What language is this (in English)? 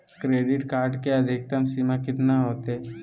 Magahi